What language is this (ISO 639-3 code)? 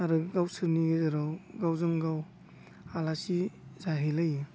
brx